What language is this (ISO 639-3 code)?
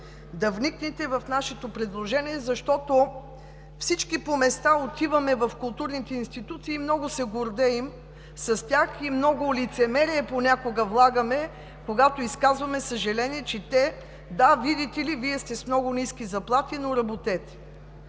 bul